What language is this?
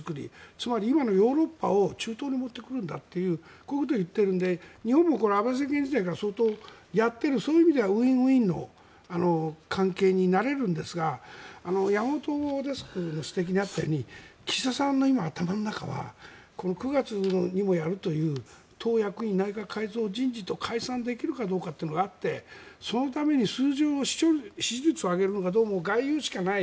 Japanese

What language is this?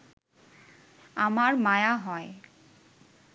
Bangla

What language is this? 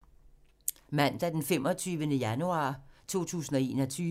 Danish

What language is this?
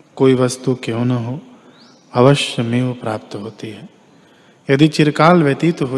Hindi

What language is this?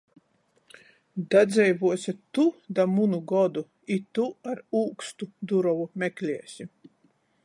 Latgalian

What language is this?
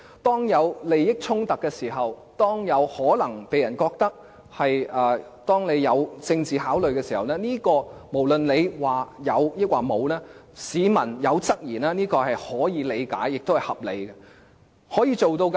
Cantonese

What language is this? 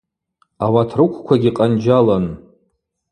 Abaza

